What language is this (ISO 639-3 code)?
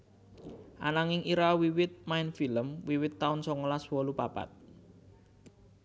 jav